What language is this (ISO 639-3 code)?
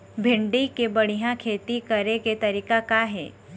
hne